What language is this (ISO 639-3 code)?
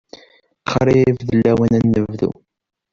kab